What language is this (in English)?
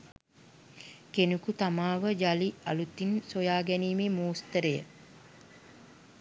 Sinhala